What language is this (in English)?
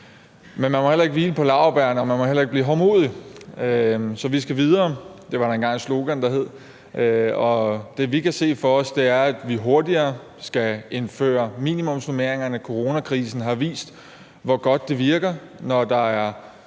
Danish